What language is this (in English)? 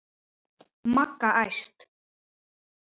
Icelandic